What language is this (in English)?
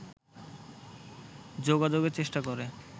Bangla